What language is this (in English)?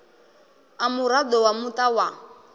Venda